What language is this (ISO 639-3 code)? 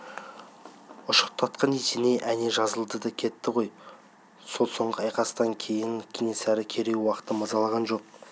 kaz